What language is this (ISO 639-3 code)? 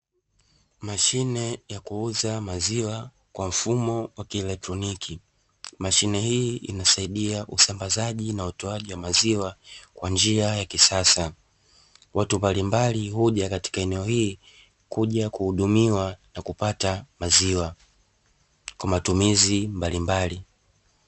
swa